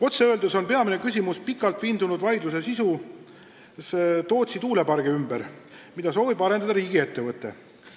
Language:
Estonian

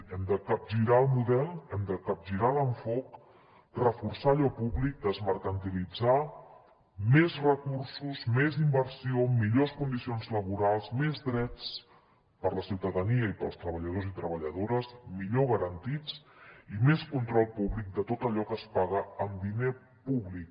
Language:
Catalan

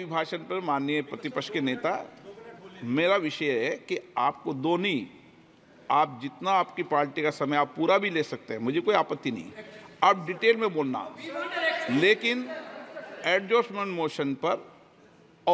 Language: Hindi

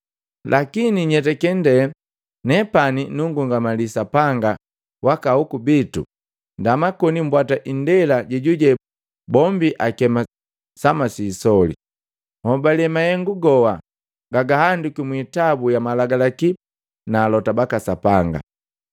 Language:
Matengo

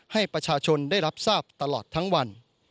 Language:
Thai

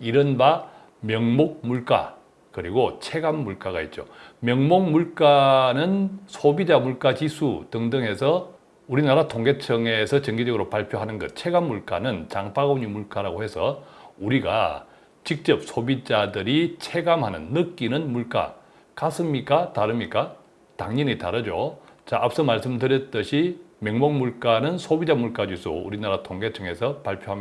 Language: Korean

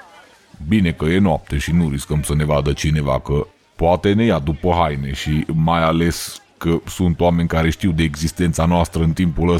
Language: Romanian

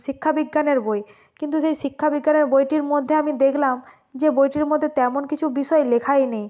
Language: Bangla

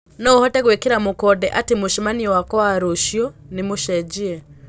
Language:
Kikuyu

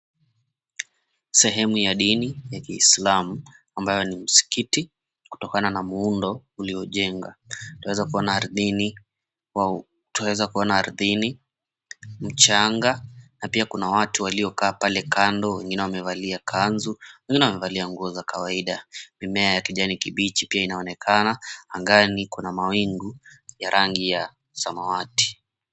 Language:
Swahili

